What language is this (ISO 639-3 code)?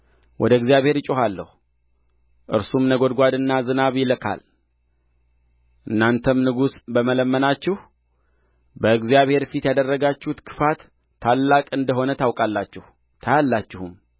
amh